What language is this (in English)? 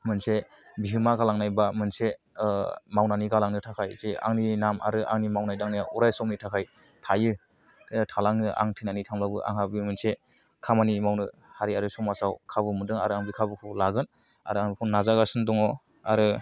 Bodo